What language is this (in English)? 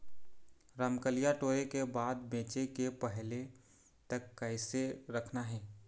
Chhattisgarhi